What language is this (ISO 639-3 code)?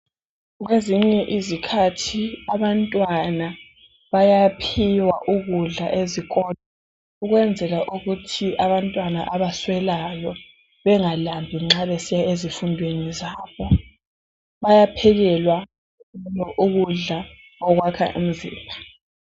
nde